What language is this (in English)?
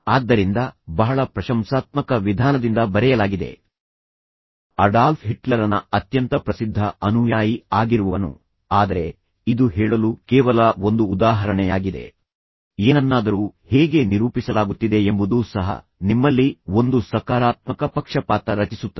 Kannada